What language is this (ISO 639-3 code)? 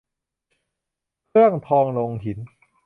tha